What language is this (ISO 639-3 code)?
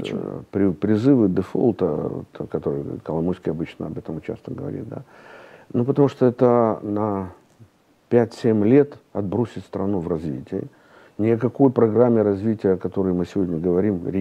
rus